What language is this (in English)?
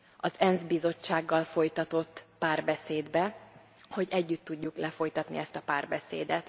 Hungarian